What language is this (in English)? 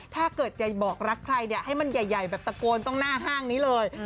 Thai